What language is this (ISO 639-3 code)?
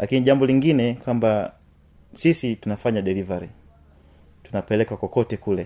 swa